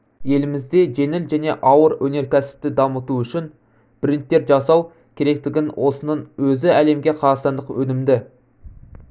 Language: Kazakh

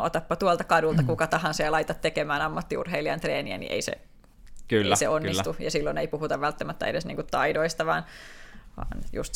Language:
Finnish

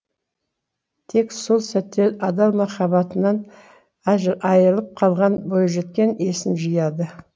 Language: Kazakh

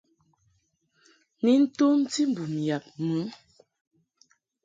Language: Mungaka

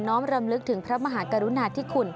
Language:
Thai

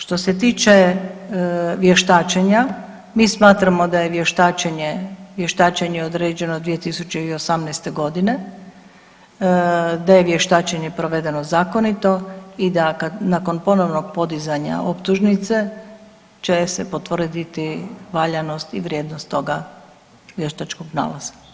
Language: Croatian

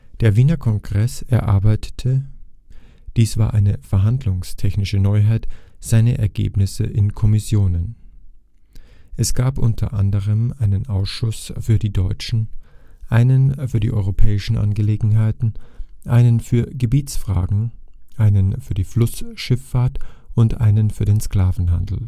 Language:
German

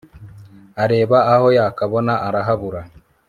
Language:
Kinyarwanda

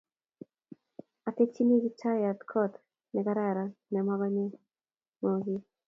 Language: Kalenjin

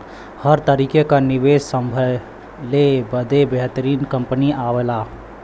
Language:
Bhojpuri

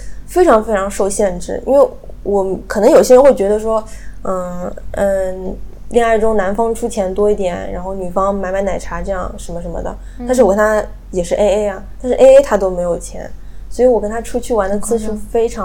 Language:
Chinese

